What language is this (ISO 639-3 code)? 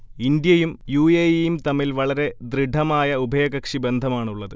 mal